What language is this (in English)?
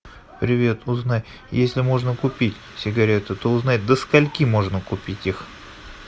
Russian